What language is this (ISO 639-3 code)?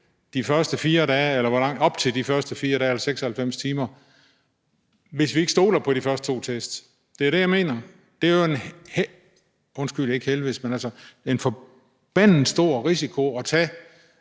dan